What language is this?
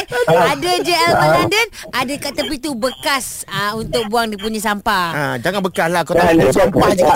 Malay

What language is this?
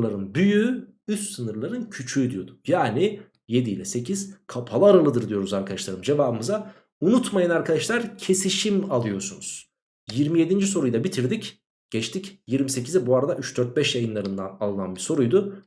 Turkish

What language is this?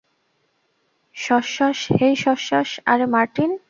Bangla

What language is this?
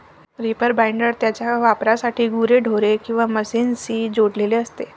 Marathi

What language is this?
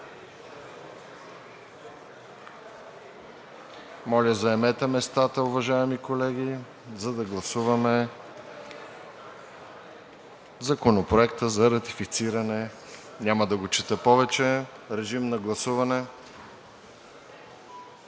Bulgarian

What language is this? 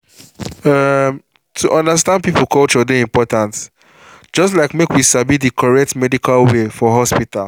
Nigerian Pidgin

